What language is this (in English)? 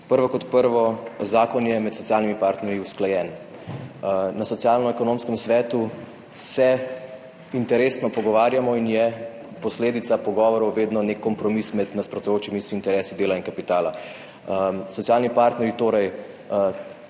Slovenian